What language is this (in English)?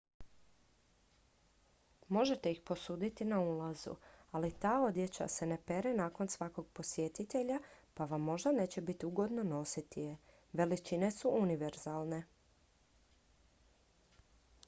Croatian